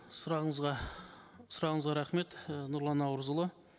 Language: Kazakh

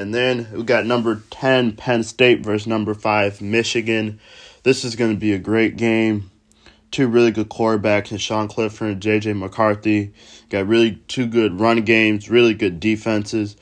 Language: English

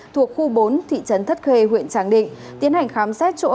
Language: Vietnamese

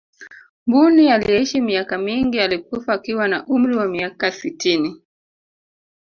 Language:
Swahili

